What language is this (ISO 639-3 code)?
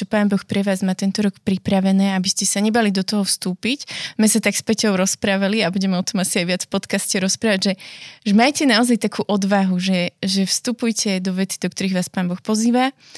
slk